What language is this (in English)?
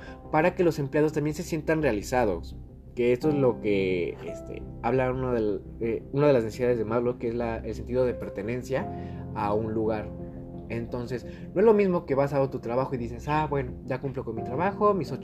Spanish